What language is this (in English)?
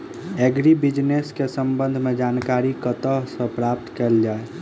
Maithili